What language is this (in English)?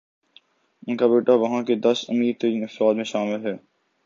Urdu